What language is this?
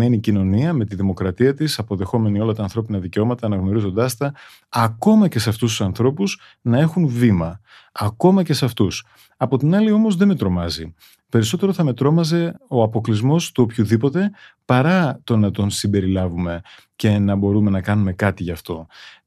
Greek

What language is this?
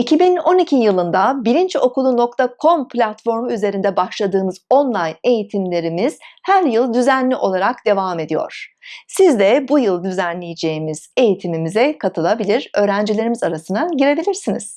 Turkish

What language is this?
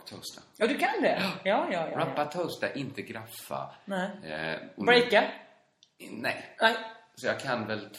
Swedish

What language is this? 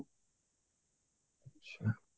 Odia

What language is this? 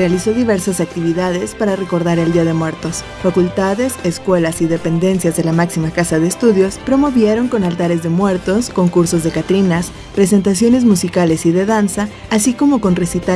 Spanish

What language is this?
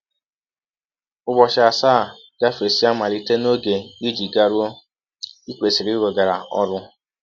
Igbo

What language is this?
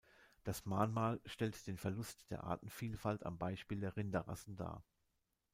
German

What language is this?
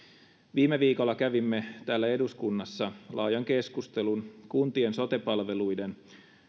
Finnish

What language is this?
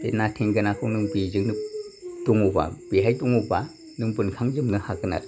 Bodo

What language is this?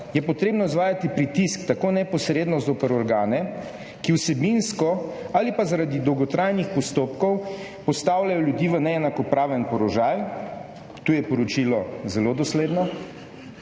Slovenian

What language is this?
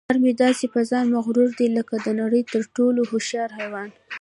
Pashto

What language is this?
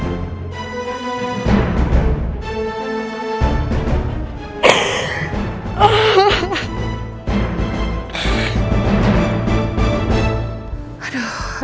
Indonesian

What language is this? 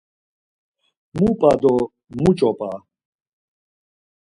Laz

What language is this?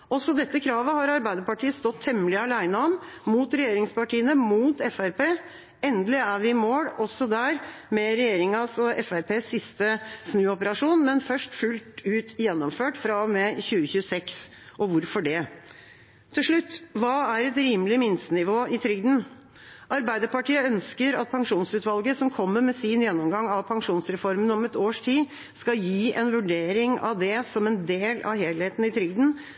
Norwegian Bokmål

